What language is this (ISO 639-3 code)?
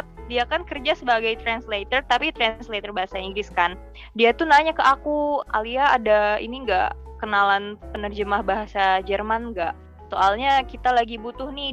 ind